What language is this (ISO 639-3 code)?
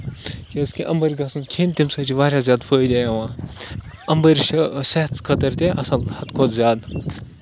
kas